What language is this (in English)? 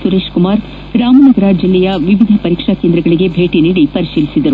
Kannada